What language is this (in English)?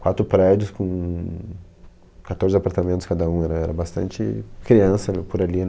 Portuguese